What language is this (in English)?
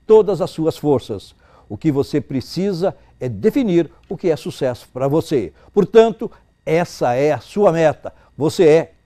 Portuguese